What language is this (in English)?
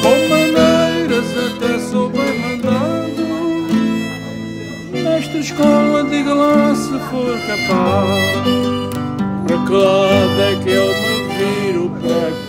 Portuguese